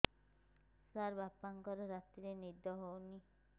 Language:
Odia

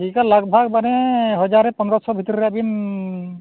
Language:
Santali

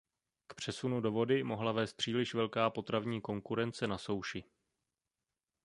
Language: Czech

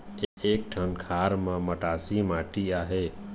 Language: Chhattisgarhi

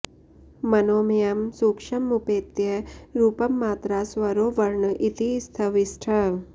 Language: Sanskrit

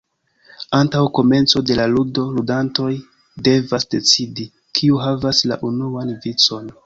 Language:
Esperanto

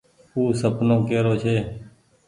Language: Goaria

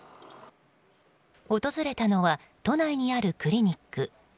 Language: Japanese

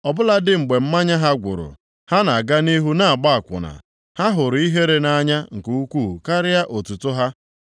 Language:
Igbo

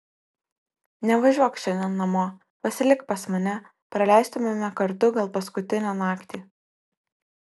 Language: Lithuanian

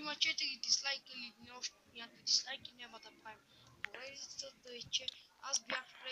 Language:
Bulgarian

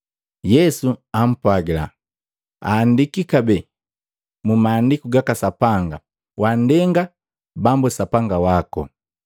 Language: Matengo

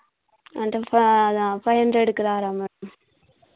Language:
Telugu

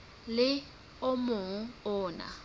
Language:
Southern Sotho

